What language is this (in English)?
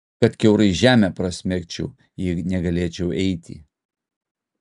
Lithuanian